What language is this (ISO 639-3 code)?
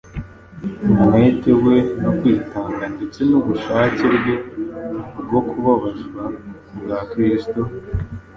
kin